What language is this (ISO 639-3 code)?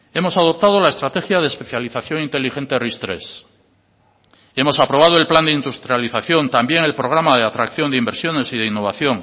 spa